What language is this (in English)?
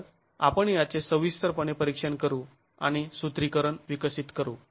Marathi